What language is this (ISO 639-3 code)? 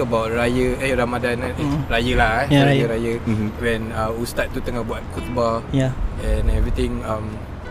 msa